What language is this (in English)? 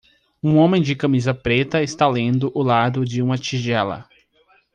Portuguese